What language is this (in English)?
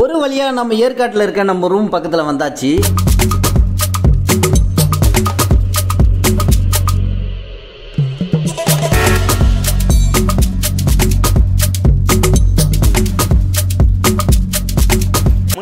Tamil